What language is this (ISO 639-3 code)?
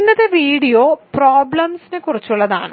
mal